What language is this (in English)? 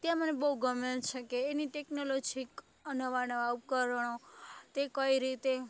Gujarati